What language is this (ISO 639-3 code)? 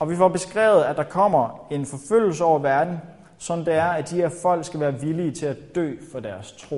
dan